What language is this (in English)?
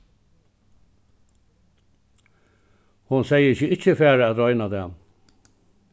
Faroese